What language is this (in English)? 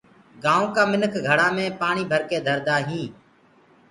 Gurgula